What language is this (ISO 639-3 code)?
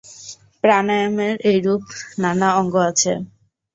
ben